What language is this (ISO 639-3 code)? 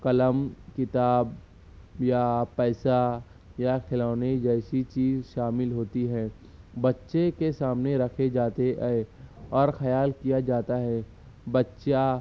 urd